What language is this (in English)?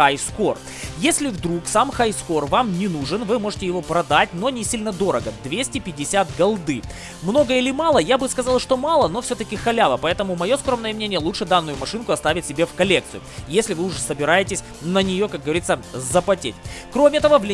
Russian